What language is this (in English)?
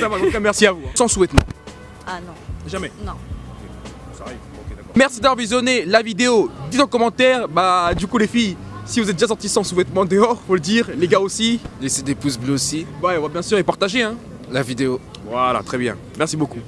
French